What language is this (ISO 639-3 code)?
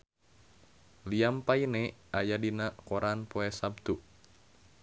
sun